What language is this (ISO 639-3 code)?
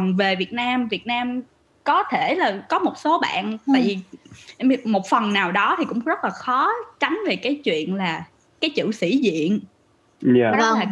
vie